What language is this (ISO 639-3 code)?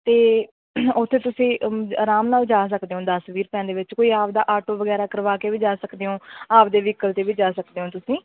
pan